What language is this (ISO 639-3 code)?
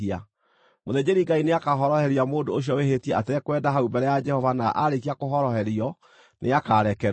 kik